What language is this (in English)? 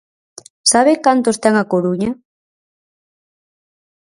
Galician